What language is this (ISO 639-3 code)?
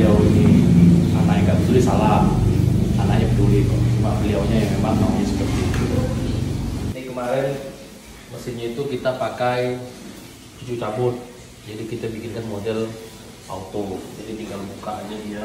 ind